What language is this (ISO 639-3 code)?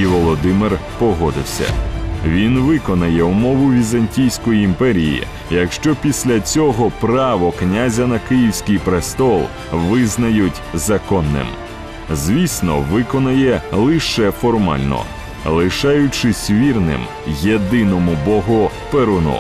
ukr